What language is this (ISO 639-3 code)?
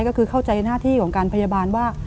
tha